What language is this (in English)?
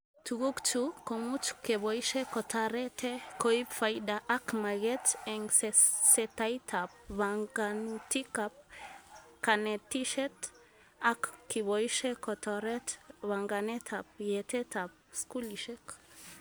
Kalenjin